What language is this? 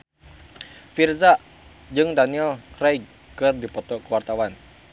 Sundanese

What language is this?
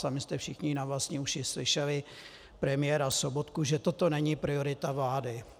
Czech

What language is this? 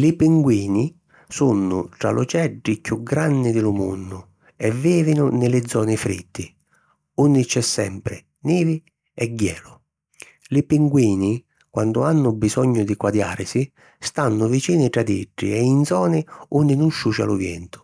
Sicilian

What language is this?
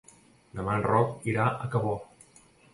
Catalan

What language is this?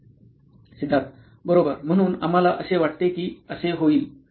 Marathi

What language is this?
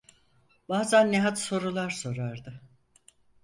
Turkish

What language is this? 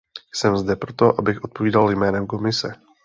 Czech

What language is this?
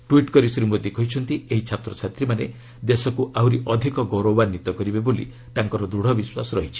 Odia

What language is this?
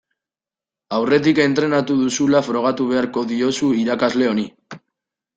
Basque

